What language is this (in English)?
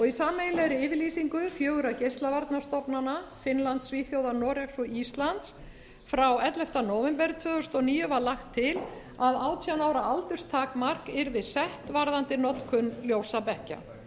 Icelandic